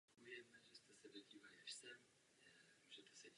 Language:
Czech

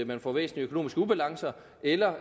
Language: Danish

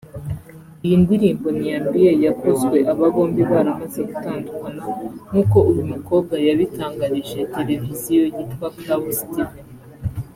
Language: Kinyarwanda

